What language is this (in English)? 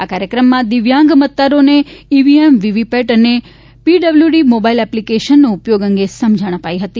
Gujarati